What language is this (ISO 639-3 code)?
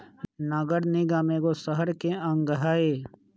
mag